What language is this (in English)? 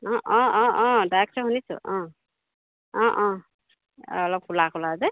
Assamese